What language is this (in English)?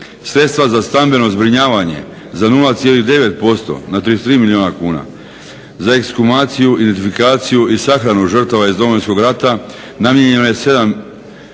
Croatian